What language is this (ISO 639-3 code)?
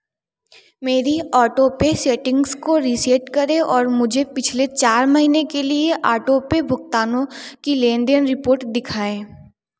hin